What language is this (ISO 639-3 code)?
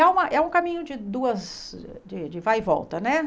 por